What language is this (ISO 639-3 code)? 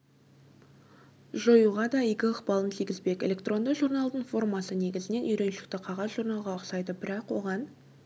kaz